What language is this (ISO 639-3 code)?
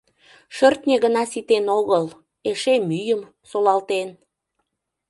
chm